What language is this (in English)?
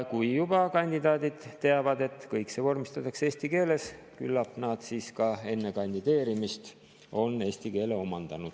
Estonian